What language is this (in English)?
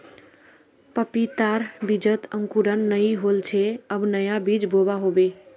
Magahi